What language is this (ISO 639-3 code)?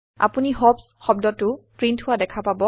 asm